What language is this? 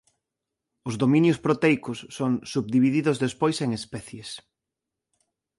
Galician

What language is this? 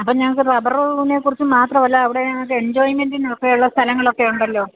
Malayalam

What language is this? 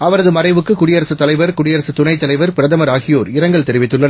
Tamil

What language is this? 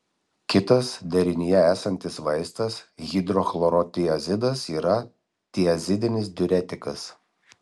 Lithuanian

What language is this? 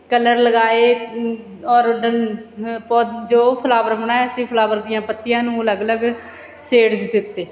Punjabi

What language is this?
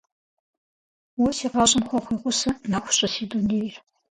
Kabardian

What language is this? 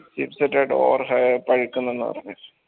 Malayalam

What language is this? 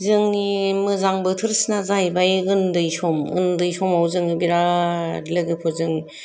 Bodo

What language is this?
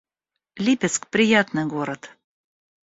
Russian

